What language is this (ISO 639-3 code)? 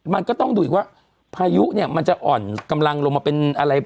tha